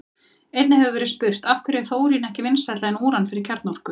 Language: Icelandic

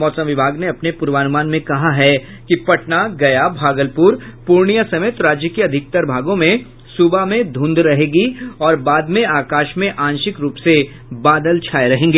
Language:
Hindi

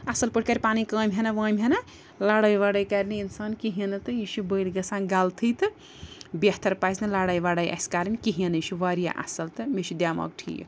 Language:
Kashmiri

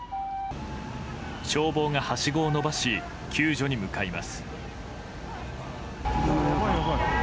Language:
Japanese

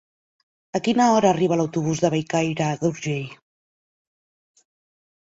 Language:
Catalan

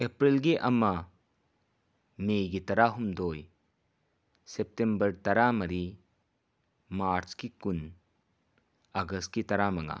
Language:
Manipuri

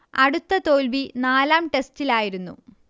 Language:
Malayalam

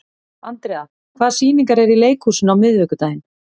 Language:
Icelandic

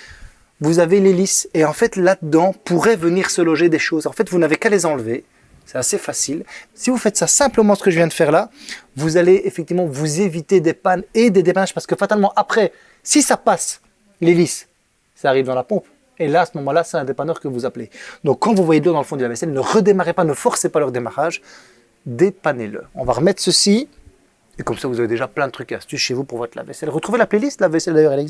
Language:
French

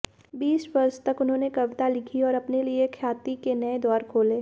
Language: Hindi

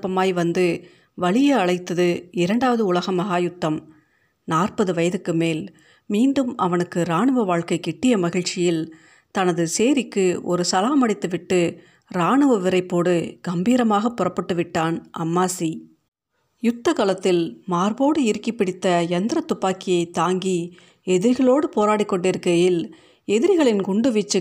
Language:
Tamil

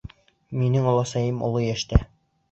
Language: Bashkir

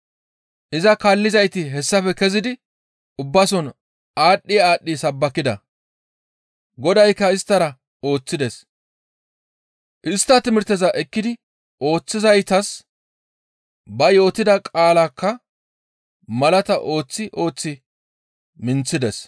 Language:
Gamo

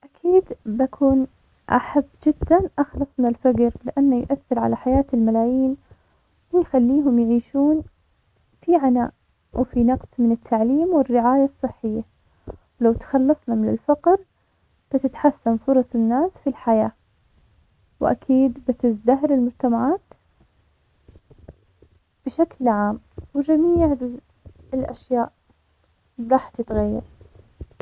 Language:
Omani Arabic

